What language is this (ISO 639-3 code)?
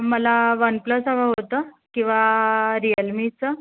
mar